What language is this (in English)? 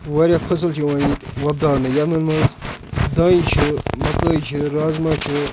Kashmiri